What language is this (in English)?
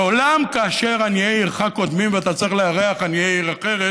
Hebrew